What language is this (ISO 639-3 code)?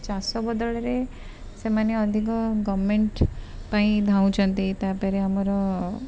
ori